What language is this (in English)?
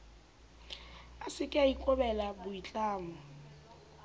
Southern Sotho